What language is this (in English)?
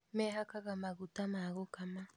Kikuyu